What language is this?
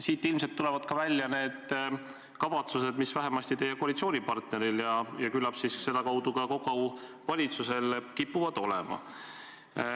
Estonian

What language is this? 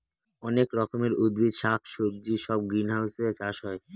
Bangla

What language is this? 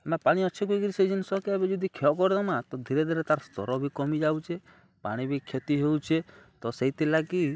Odia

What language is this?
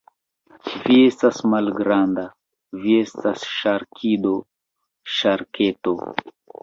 Esperanto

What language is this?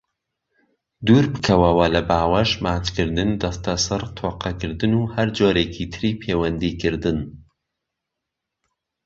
Central Kurdish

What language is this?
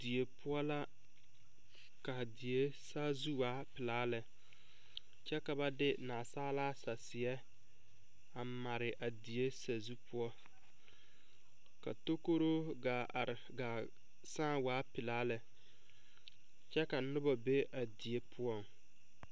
Southern Dagaare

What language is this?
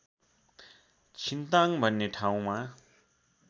Nepali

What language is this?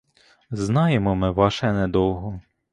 Ukrainian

